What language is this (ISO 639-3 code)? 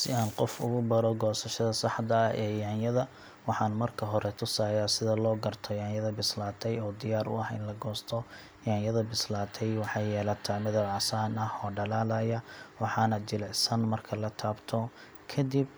som